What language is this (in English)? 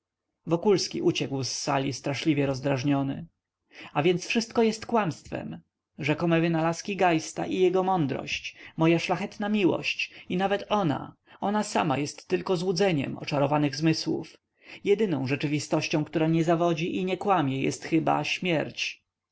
Polish